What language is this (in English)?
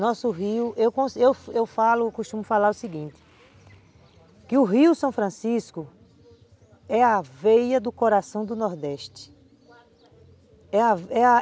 Portuguese